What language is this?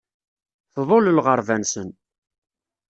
Kabyle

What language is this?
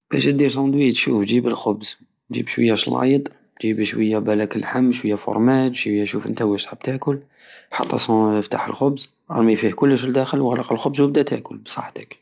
Algerian Saharan Arabic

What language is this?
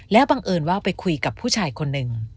Thai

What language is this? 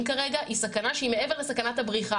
Hebrew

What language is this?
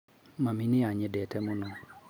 Kikuyu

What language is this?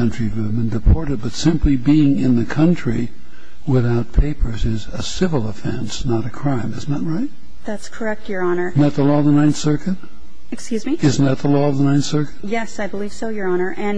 English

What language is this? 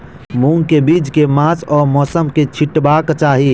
Maithili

